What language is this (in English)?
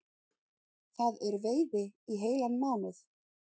Icelandic